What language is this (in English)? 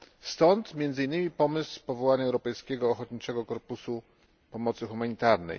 Polish